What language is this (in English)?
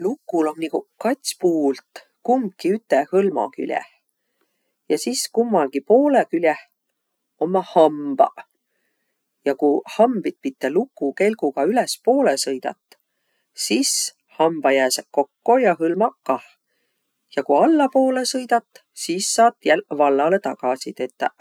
Võro